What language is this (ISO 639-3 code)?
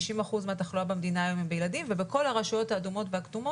heb